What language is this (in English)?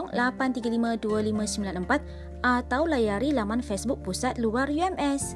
Malay